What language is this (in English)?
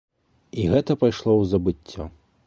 Belarusian